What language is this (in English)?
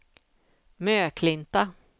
Swedish